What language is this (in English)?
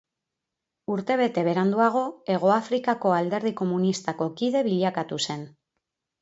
Basque